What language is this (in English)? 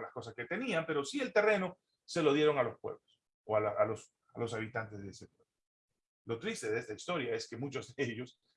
Spanish